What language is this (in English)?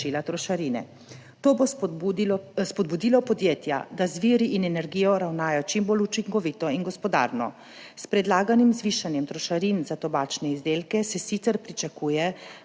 Slovenian